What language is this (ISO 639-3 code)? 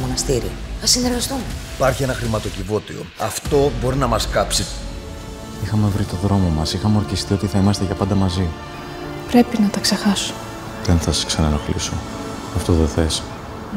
ell